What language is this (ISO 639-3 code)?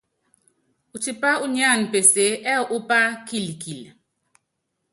yav